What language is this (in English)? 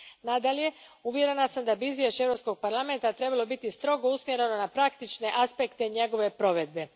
Croatian